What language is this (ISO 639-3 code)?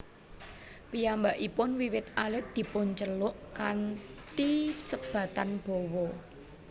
jav